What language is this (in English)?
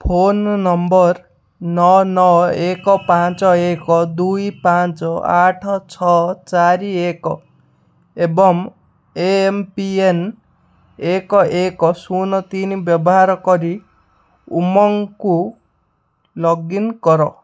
Odia